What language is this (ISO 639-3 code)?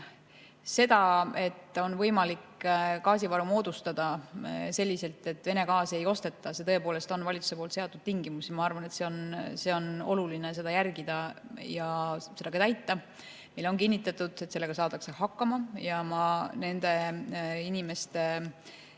est